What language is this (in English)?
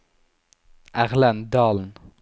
Norwegian